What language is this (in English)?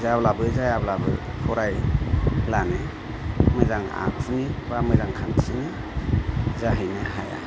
Bodo